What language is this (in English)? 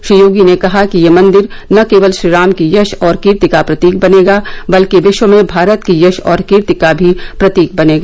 Hindi